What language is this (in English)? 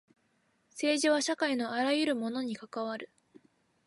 Japanese